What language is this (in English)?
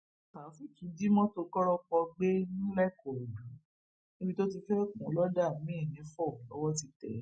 Yoruba